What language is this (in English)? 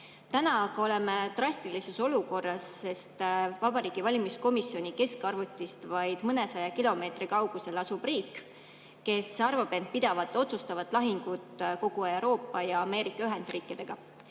Estonian